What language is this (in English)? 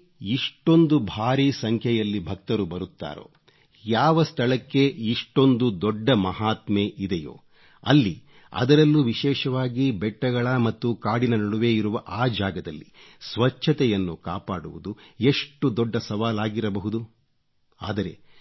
Kannada